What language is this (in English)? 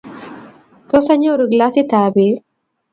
Kalenjin